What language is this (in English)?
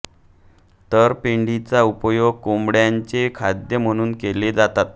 Marathi